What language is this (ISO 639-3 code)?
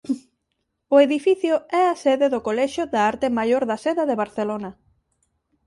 glg